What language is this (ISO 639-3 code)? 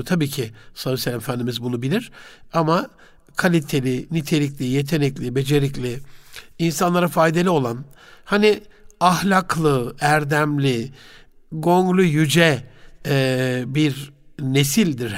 tur